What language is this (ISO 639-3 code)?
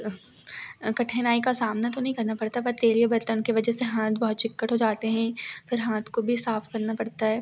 hin